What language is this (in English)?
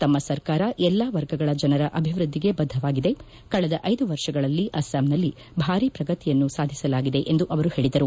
Kannada